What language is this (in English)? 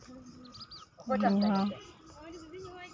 Santali